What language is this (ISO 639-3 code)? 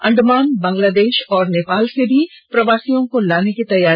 hin